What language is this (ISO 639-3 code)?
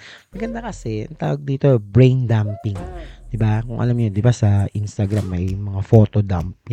fil